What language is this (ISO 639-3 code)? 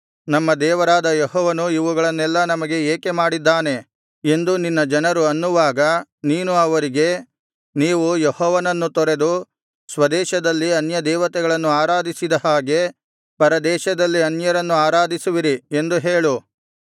kan